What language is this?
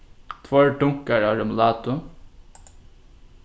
Faroese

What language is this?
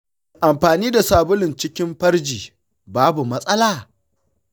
Hausa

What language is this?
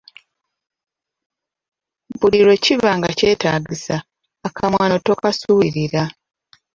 Ganda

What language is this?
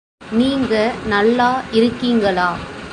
Tamil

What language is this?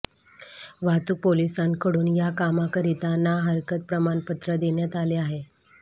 Marathi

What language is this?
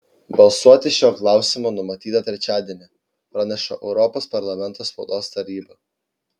Lithuanian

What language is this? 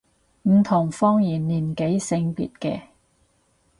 Cantonese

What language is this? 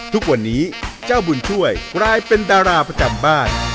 Thai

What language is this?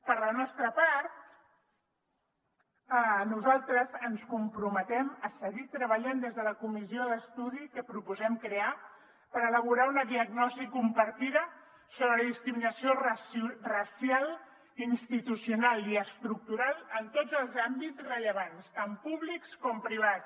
Catalan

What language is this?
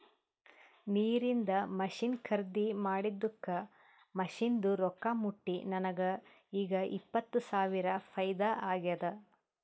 Kannada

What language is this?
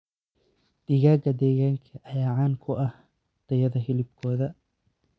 Somali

